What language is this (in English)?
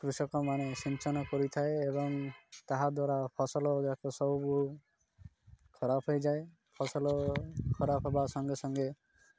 Odia